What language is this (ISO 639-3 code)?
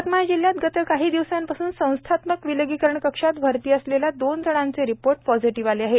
mar